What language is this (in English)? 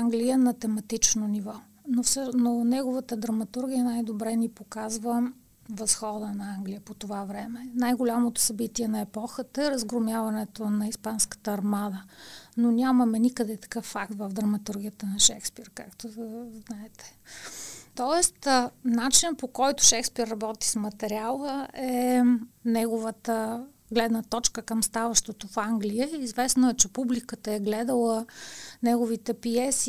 Bulgarian